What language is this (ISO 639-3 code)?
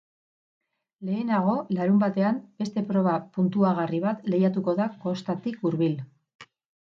eus